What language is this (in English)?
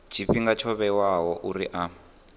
Venda